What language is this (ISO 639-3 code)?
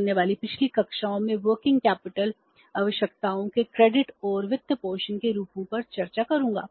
hin